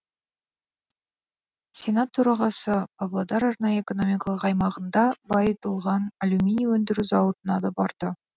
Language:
Kazakh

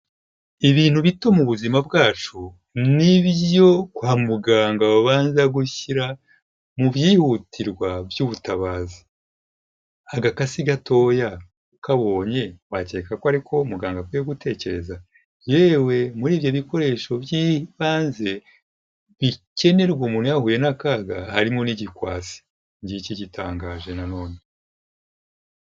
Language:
Kinyarwanda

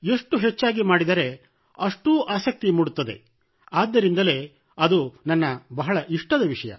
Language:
Kannada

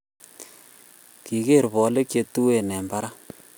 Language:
Kalenjin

